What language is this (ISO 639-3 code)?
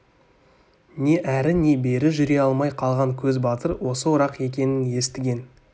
kaz